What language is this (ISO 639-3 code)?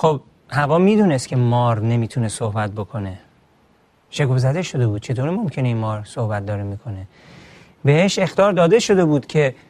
fas